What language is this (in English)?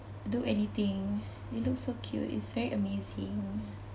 English